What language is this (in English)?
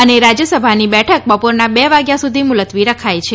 Gujarati